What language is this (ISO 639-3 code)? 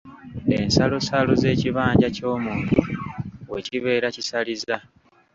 lug